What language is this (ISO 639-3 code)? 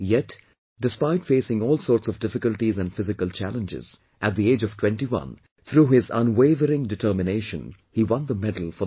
eng